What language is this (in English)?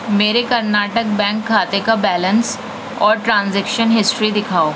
Urdu